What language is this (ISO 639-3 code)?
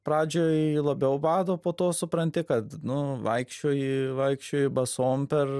lit